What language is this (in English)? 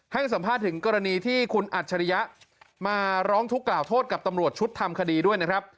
Thai